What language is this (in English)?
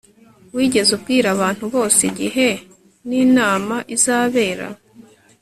Kinyarwanda